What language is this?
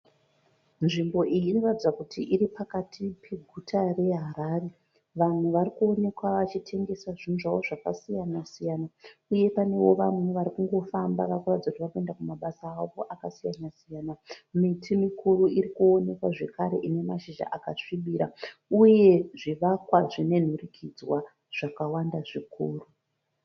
Shona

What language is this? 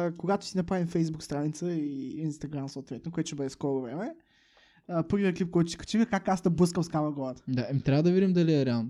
Bulgarian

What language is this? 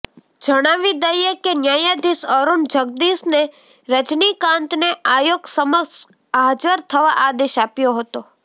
Gujarati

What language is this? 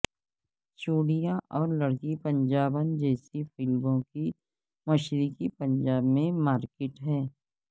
Urdu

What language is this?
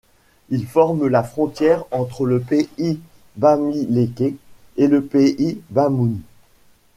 French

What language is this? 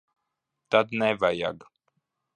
Latvian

